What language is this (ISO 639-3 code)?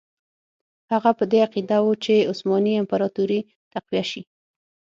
pus